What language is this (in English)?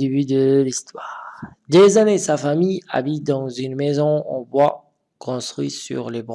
French